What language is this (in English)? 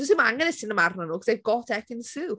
Welsh